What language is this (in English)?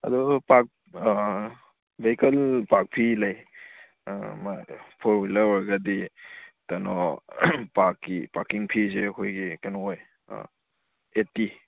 Manipuri